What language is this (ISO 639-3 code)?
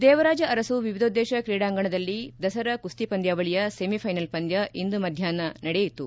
kan